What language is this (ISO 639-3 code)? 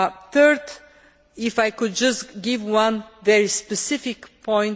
eng